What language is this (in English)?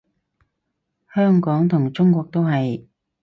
Cantonese